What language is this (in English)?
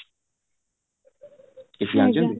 Odia